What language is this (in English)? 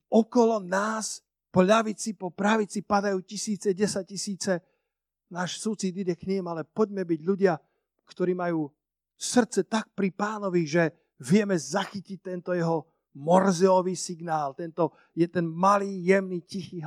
Slovak